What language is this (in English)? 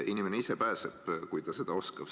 Estonian